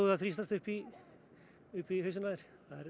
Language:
Icelandic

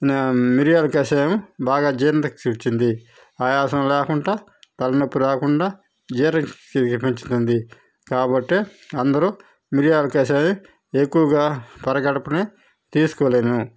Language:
Telugu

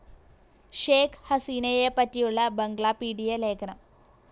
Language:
Malayalam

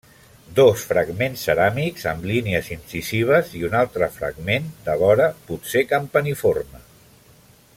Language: Catalan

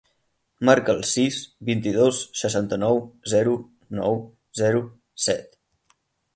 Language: Catalan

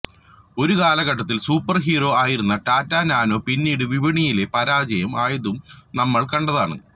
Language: Malayalam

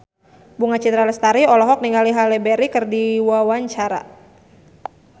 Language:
Sundanese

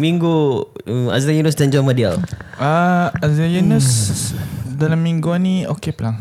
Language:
Malay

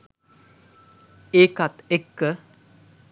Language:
Sinhala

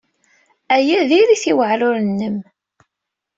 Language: Kabyle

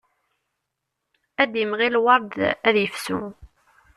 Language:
Kabyle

